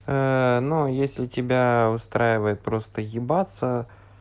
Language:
Russian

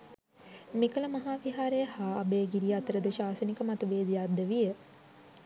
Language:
Sinhala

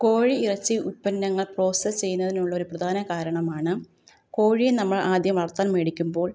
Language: Malayalam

